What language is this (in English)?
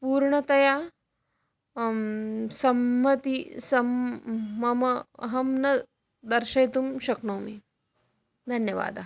Sanskrit